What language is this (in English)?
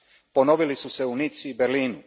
Croatian